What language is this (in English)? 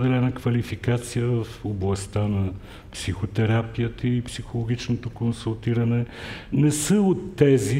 Bulgarian